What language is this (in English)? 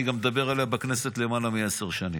Hebrew